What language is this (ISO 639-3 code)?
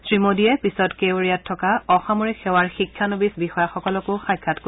asm